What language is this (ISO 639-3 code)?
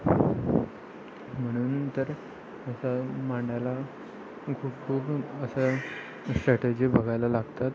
mar